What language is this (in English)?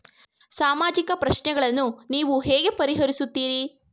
Kannada